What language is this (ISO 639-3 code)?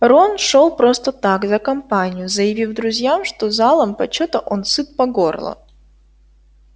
rus